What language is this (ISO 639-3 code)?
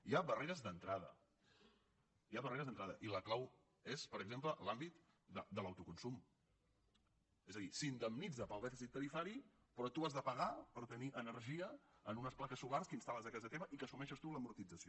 cat